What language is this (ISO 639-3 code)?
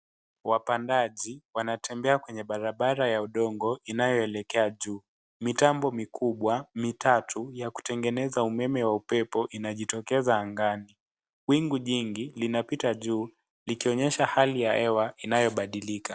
swa